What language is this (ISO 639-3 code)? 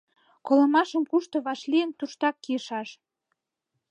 chm